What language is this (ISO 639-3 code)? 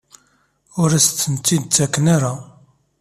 kab